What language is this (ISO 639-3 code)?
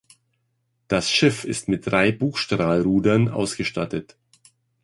deu